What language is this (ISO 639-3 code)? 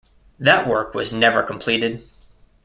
eng